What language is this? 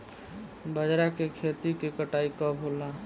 Bhojpuri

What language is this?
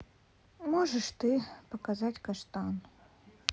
Russian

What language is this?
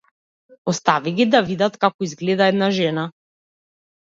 Macedonian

